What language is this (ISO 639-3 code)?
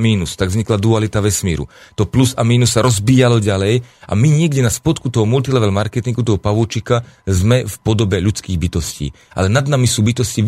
slk